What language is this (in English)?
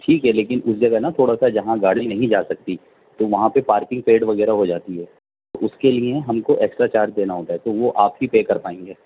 Urdu